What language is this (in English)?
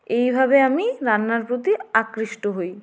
Bangla